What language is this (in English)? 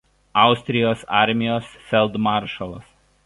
Lithuanian